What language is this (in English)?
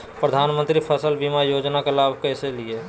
Magahi